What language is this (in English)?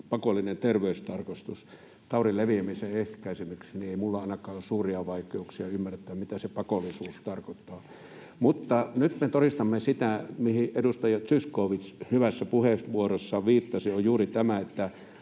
Finnish